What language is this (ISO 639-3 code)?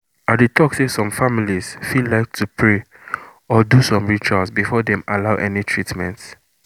pcm